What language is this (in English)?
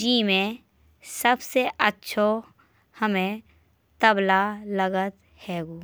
Bundeli